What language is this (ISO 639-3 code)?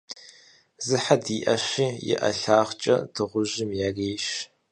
kbd